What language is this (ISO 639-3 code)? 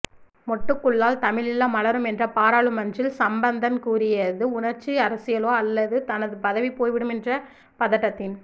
tam